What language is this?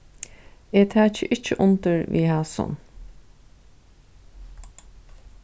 Faroese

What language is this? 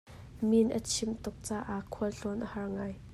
Hakha Chin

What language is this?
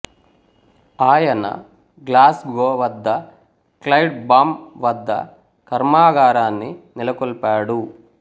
Telugu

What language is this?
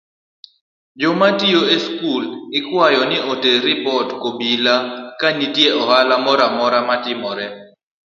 Luo (Kenya and Tanzania)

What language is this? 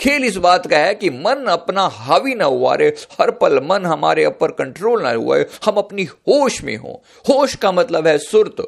Hindi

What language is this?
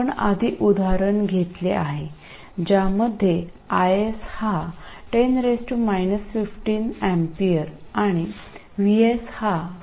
Marathi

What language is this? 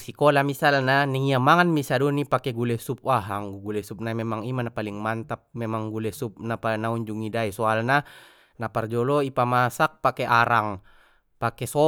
Batak Mandailing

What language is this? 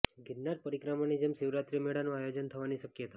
Gujarati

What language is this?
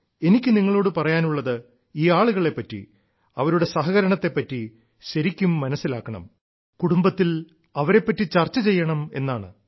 Malayalam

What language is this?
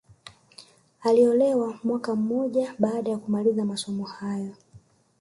Swahili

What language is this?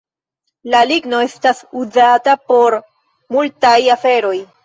Esperanto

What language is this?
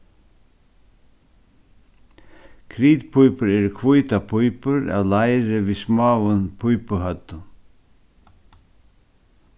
Faroese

